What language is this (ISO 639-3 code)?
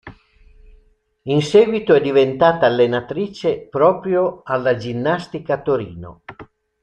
ita